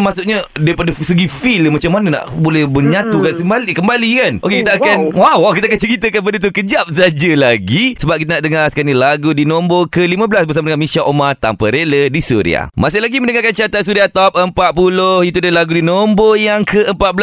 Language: Malay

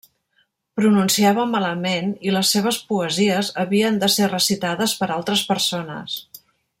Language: Catalan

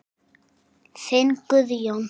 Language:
Icelandic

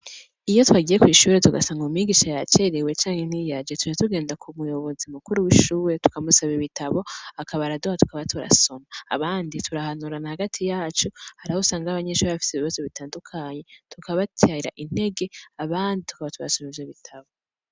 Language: Rundi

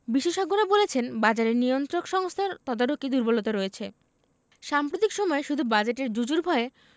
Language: Bangla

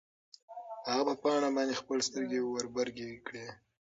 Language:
Pashto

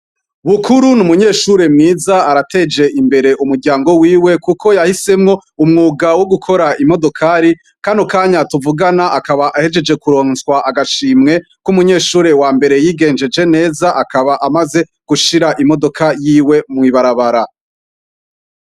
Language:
Rundi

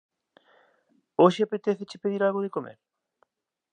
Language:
Galician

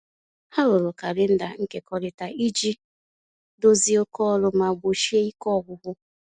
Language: Igbo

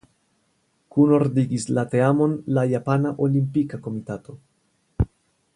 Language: Esperanto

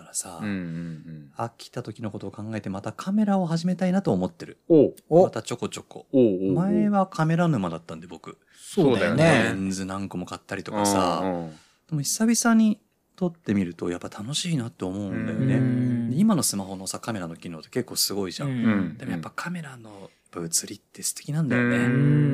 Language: Japanese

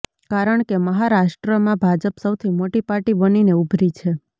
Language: Gujarati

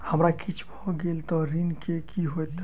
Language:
Maithili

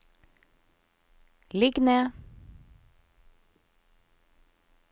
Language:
Norwegian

